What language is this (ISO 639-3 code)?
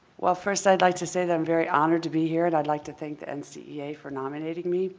eng